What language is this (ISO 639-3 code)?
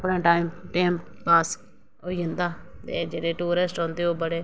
doi